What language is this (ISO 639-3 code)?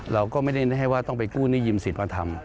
tha